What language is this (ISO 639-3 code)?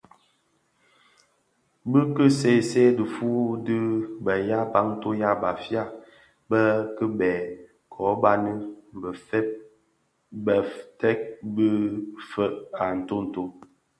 ksf